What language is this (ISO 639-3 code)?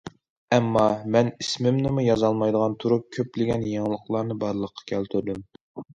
uig